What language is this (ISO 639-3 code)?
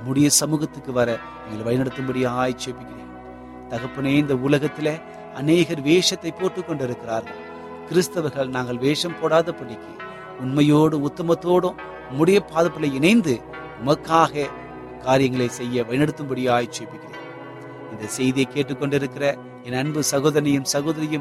tam